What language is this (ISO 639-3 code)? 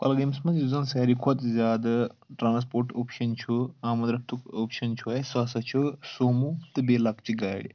kas